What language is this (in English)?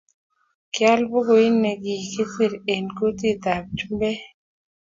Kalenjin